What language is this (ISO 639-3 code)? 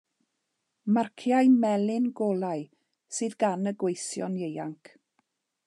cym